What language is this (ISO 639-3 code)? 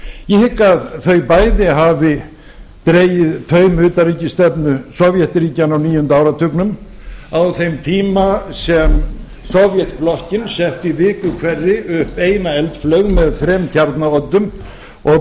isl